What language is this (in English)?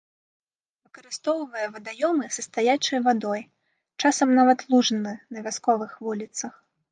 Belarusian